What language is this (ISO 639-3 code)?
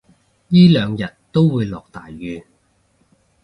yue